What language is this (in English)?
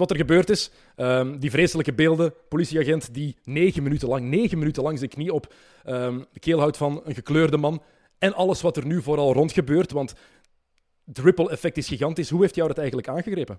Dutch